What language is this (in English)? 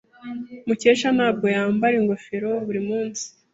Kinyarwanda